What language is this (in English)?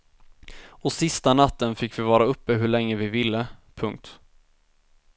Swedish